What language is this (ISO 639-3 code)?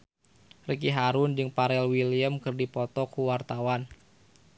sun